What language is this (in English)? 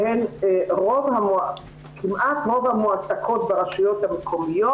Hebrew